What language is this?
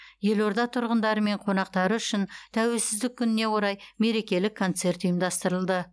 Kazakh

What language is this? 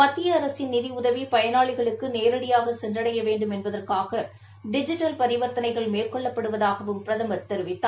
Tamil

